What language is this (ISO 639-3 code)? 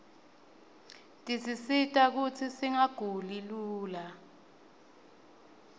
ssw